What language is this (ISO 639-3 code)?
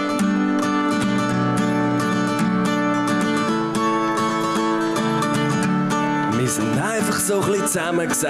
deu